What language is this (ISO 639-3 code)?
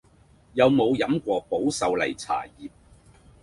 yue